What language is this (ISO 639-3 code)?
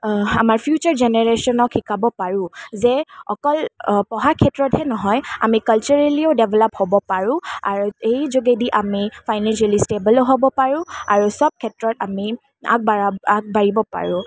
asm